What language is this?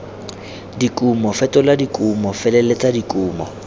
Tswana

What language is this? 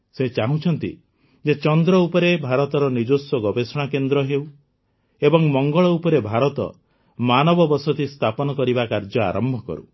Odia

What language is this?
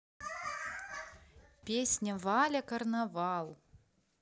Russian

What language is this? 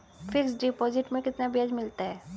Hindi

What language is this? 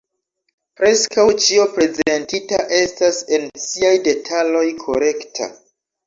Esperanto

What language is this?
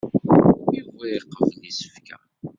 Kabyle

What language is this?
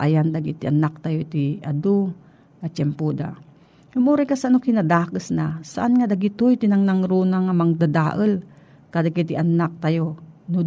Filipino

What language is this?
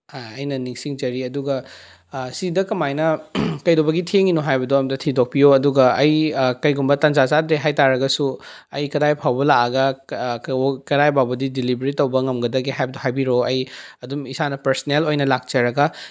Manipuri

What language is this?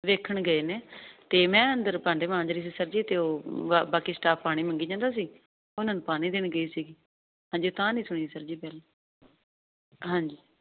Punjabi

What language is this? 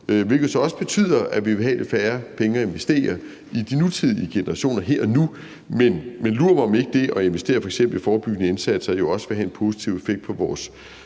Danish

